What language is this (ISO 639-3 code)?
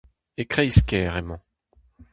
bre